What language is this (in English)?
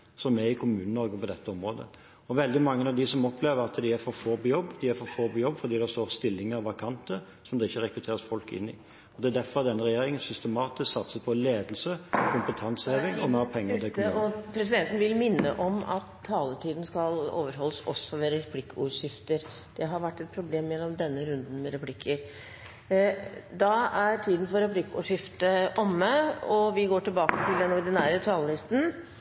Norwegian Bokmål